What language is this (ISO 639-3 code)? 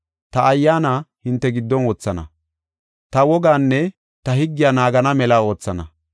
gof